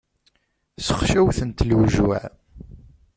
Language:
Kabyle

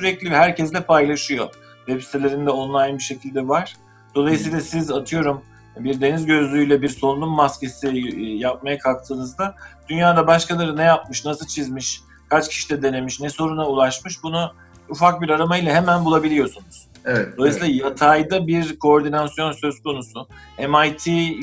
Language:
Turkish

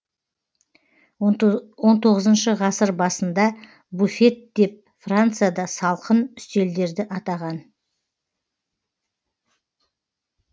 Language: Kazakh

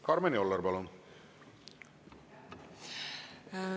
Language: Estonian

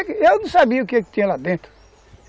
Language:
Portuguese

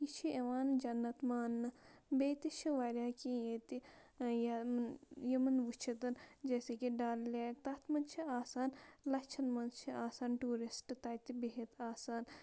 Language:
Kashmiri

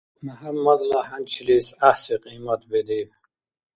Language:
Dargwa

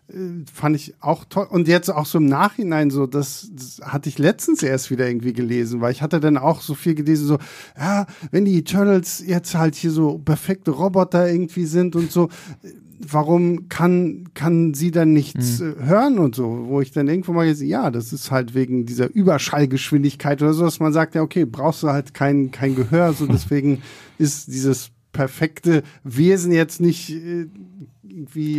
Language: German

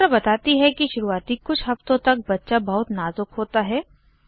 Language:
Hindi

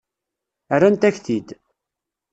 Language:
Kabyle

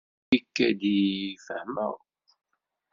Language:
Kabyle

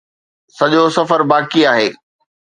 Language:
Sindhi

